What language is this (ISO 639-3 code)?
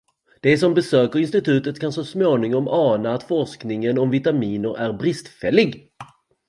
swe